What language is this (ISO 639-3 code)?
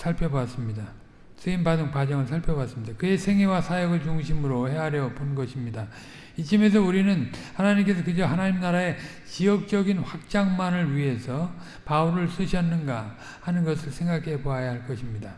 kor